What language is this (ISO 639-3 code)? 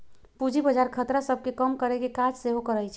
mag